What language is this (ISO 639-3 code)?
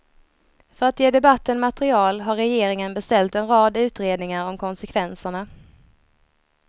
swe